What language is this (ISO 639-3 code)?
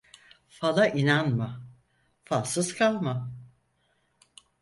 tur